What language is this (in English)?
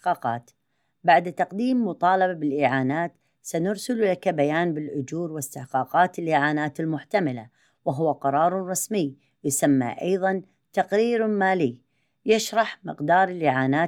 Arabic